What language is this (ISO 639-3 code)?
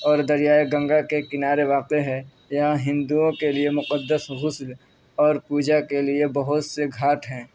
urd